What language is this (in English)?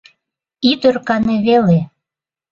Mari